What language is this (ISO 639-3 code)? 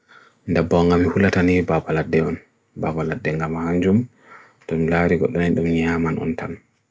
fui